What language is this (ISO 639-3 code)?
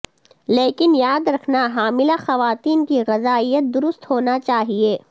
urd